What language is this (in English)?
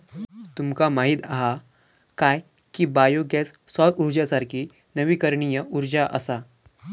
Marathi